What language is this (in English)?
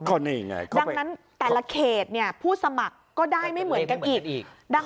Thai